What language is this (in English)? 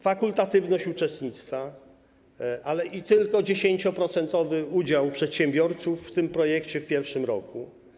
Polish